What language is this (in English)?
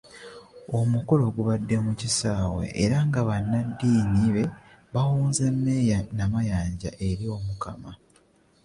Ganda